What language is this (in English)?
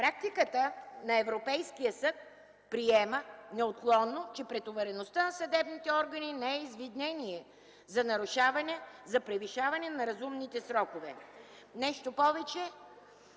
Bulgarian